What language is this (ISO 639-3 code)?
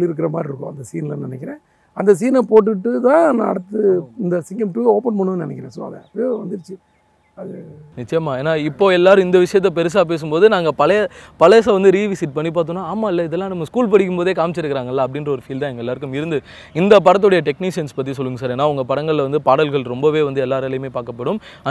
tam